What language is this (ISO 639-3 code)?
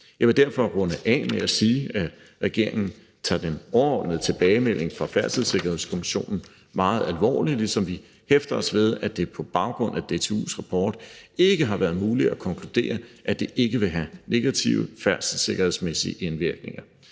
dan